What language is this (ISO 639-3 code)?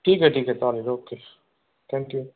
mar